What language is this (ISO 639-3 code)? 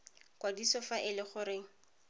tsn